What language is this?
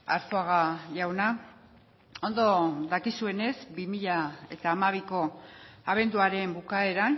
Basque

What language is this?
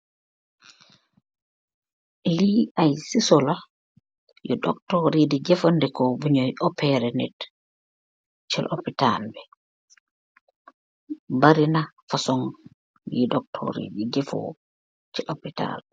Wolof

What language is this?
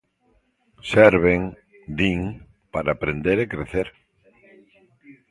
Galician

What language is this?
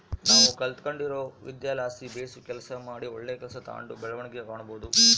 Kannada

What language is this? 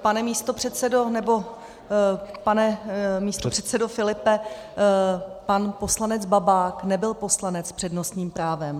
Czech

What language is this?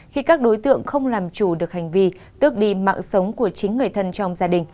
Vietnamese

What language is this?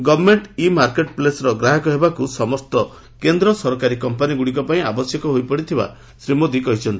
Odia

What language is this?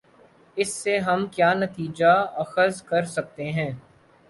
Urdu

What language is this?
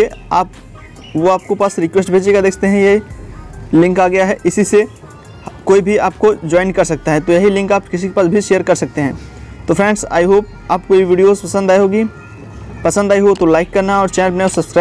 Hindi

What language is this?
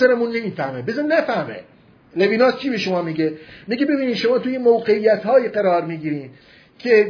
Persian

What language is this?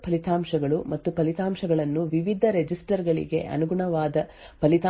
Kannada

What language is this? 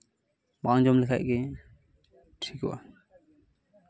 Santali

